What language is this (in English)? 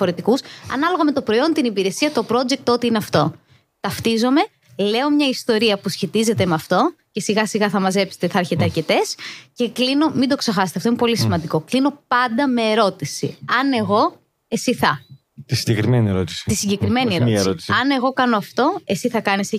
Greek